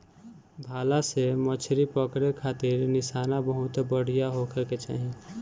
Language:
Bhojpuri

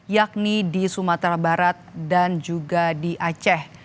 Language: Indonesian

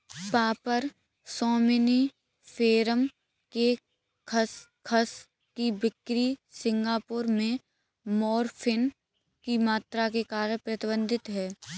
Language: Hindi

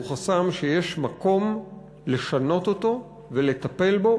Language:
Hebrew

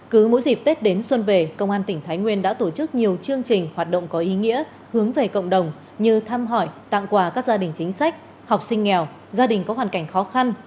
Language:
Vietnamese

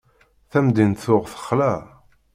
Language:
Kabyle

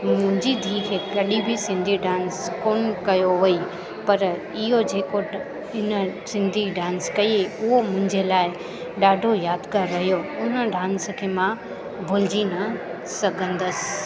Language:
Sindhi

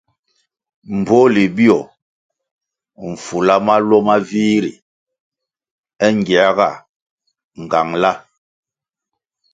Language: Kwasio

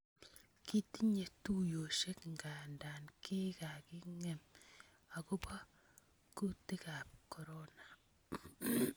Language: Kalenjin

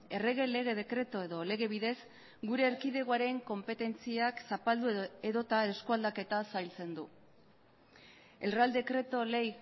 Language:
Basque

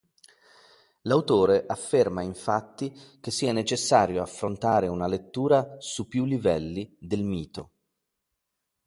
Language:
Italian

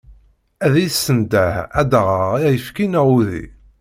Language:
Kabyle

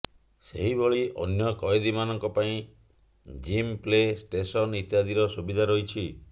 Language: Odia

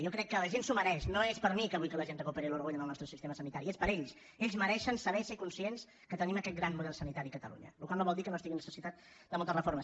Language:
Catalan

